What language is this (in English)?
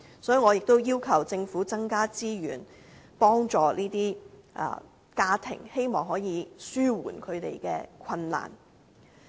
Cantonese